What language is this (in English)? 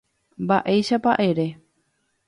Guarani